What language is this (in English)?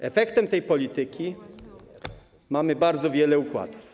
Polish